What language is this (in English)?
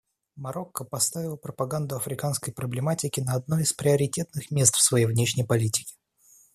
Russian